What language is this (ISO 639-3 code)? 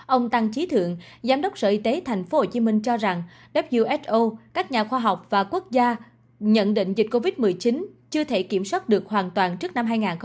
vie